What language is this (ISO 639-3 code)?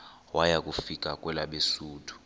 xho